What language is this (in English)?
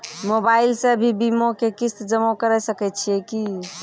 Maithili